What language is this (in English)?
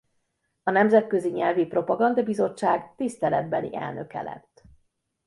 Hungarian